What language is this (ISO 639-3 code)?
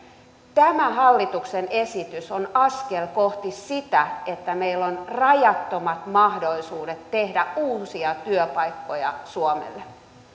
fin